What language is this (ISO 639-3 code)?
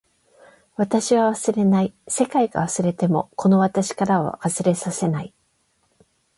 jpn